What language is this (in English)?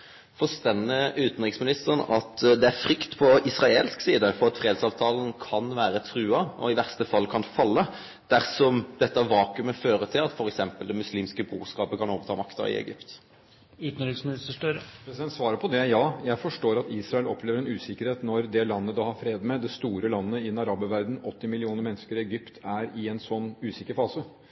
Norwegian